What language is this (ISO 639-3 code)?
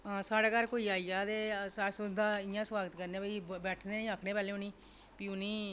doi